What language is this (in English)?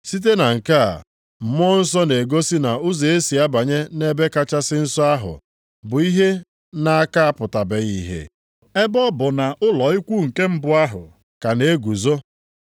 Igbo